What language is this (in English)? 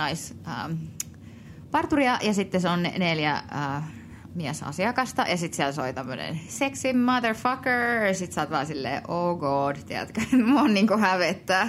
Finnish